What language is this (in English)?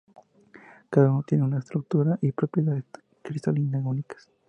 Spanish